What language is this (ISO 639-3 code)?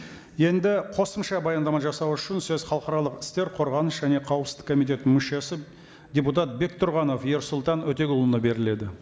kaz